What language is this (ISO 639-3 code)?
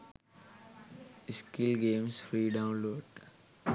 sin